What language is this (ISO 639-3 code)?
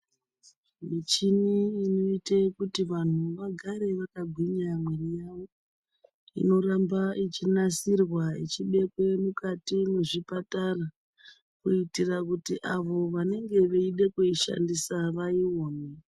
ndc